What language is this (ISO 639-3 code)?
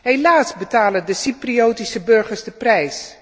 nld